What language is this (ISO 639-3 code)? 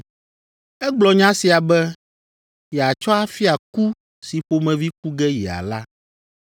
ewe